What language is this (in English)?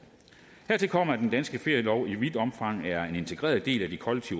Danish